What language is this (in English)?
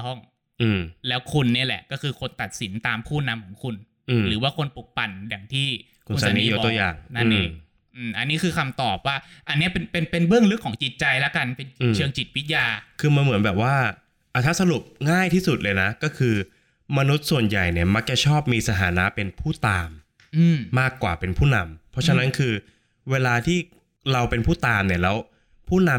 Thai